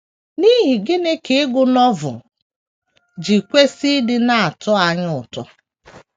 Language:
Igbo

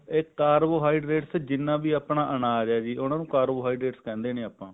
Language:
Punjabi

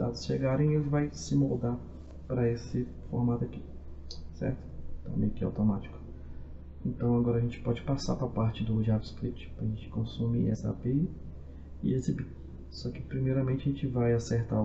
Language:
Portuguese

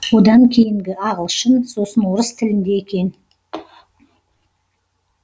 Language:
Kazakh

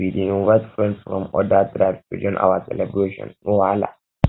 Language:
Nigerian Pidgin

